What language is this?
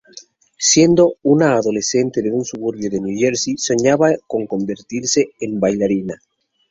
Spanish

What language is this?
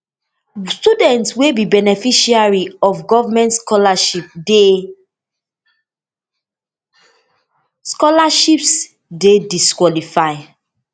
Nigerian Pidgin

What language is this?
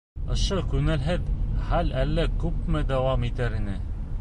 Bashkir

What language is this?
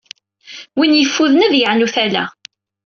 Kabyle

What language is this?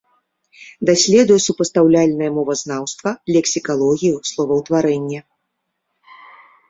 Belarusian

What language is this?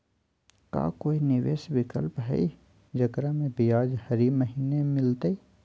Magahi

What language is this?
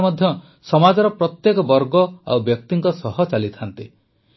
Odia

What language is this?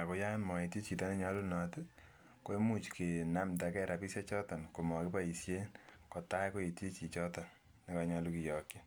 Kalenjin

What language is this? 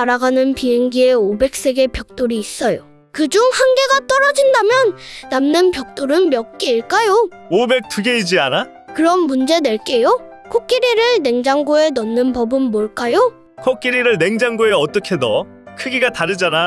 Korean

